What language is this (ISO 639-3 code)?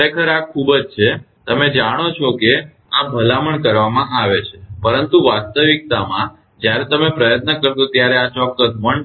guj